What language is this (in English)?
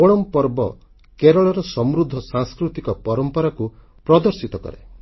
Odia